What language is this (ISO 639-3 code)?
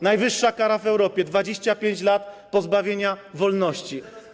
pol